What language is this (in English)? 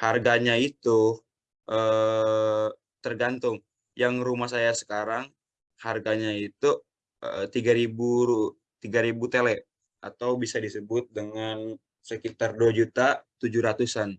Indonesian